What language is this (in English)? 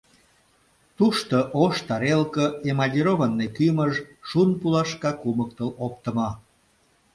Mari